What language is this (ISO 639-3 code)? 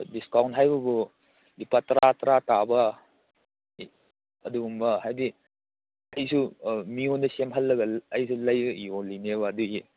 mni